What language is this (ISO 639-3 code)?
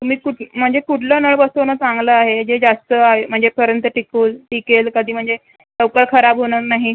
mar